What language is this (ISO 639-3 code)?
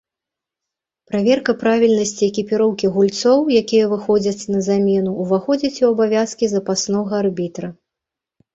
bel